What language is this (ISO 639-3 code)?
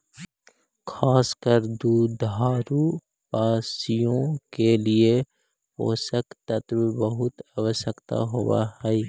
mag